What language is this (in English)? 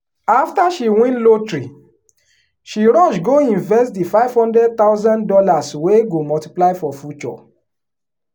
Nigerian Pidgin